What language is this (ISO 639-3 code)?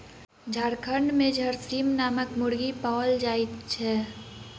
mai